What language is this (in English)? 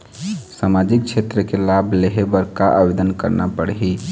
Chhattisgarhi